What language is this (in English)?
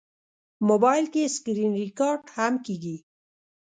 Pashto